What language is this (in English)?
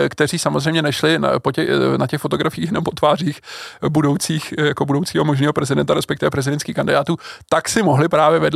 Czech